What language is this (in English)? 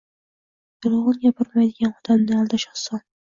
Uzbek